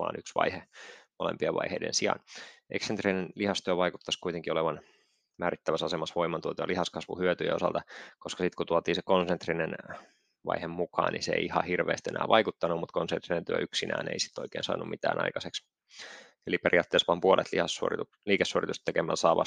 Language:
Finnish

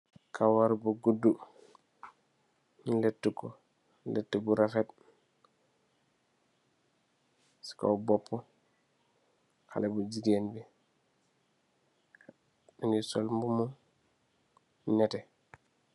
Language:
Wolof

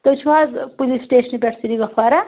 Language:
Kashmiri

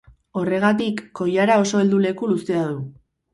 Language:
Basque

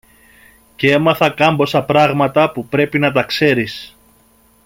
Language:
Greek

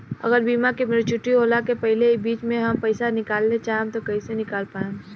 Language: Bhojpuri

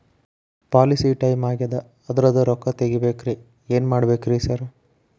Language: Kannada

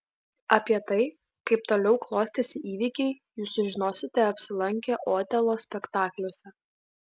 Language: Lithuanian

